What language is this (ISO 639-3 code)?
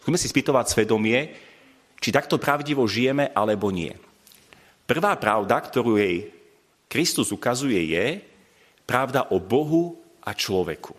slk